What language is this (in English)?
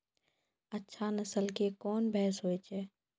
Maithili